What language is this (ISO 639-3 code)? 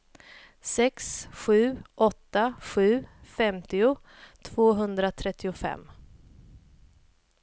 swe